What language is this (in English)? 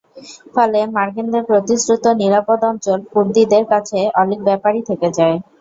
Bangla